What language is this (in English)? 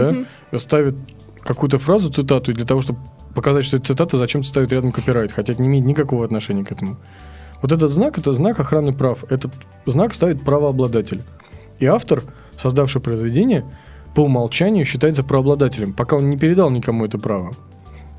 Russian